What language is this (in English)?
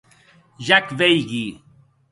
Occitan